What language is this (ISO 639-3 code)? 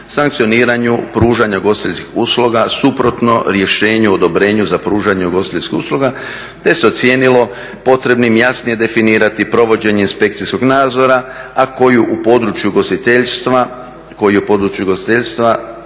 hrv